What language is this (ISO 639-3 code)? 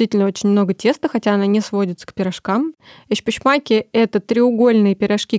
rus